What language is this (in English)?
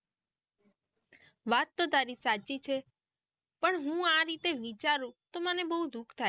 Gujarati